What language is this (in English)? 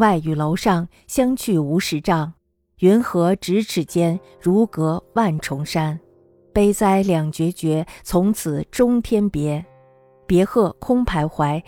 Chinese